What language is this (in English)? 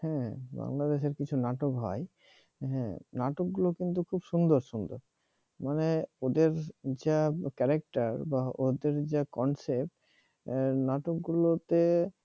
Bangla